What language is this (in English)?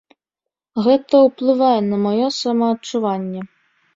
Belarusian